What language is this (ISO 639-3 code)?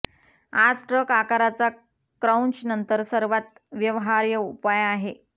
mar